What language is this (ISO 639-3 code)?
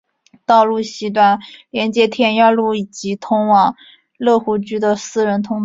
zho